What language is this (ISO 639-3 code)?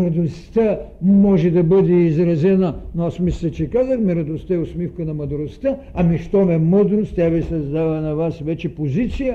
bul